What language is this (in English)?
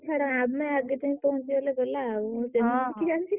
Odia